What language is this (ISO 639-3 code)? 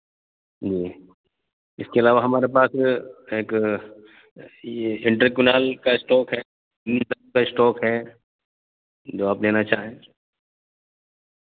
urd